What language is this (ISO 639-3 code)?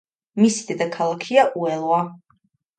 kat